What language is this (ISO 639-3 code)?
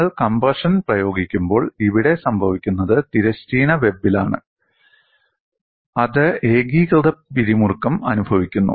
mal